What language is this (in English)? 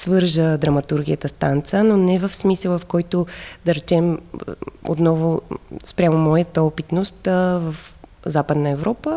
Bulgarian